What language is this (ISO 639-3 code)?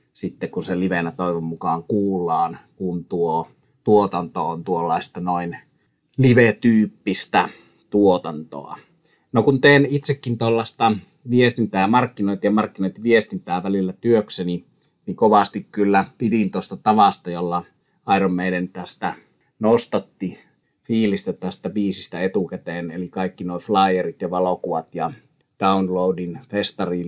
fin